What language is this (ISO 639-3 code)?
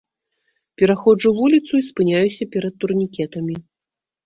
bel